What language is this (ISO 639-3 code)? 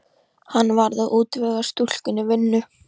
isl